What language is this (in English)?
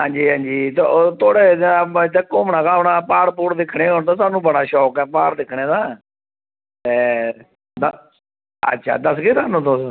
Dogri